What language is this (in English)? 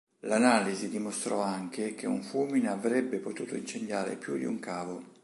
Italian